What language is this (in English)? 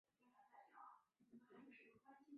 Chinese